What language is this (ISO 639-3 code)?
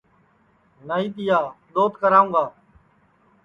ssi